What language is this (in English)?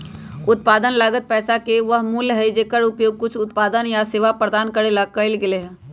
Magahi